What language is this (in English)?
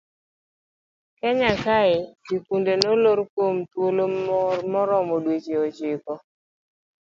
Luo (Kenya and Tanzania)